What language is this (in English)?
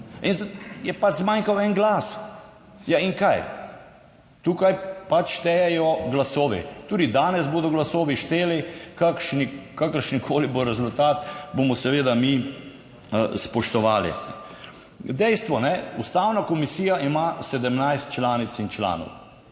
Slovenian